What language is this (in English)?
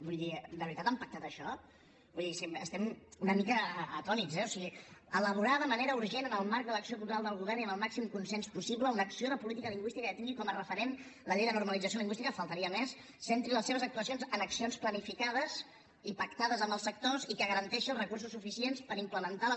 Catalan